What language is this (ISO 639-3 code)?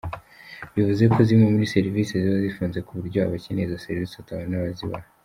kin